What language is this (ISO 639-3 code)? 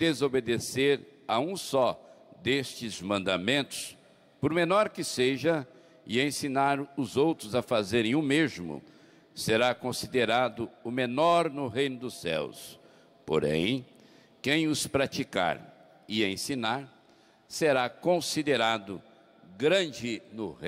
por